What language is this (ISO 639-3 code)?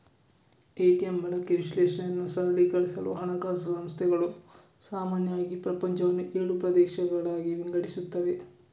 kan